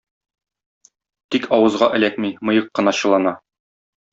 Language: Tatar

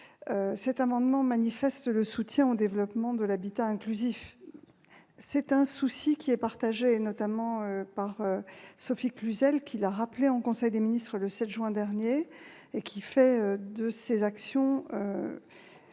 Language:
French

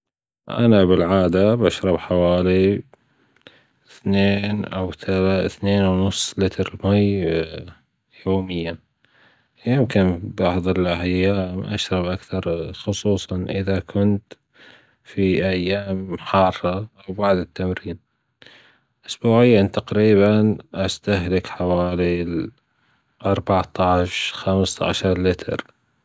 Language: Gulf Arabic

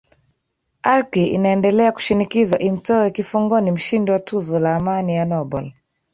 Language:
Swahili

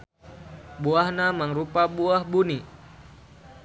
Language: Sundanese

